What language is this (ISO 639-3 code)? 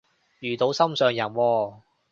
yue